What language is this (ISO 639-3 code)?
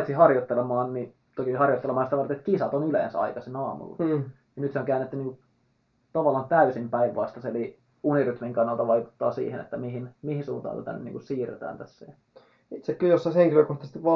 fin